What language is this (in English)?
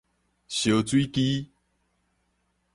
Min Nan Chinese